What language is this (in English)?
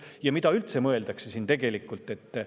Estonian